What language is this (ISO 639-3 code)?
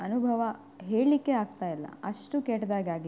kan